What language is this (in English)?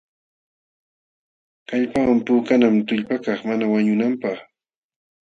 Jauja Wanca Quechua